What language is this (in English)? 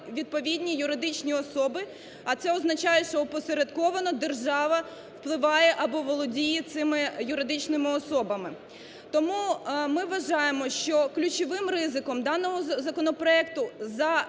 Ukrainian